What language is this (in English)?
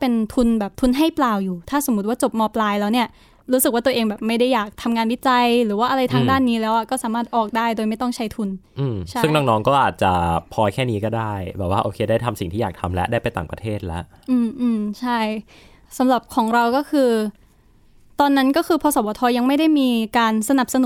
Thai